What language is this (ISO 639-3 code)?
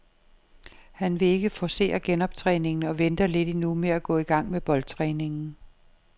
dan